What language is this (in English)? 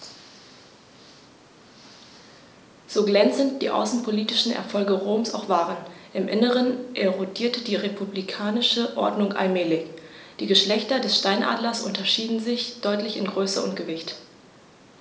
German